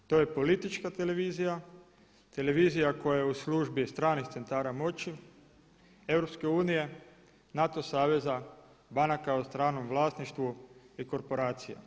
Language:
Croatian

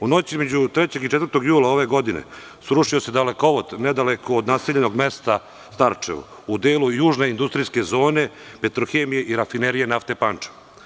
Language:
Serbian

